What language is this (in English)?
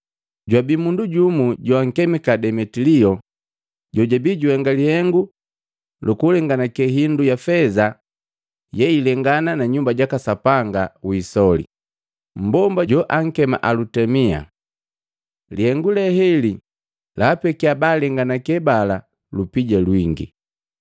Matengo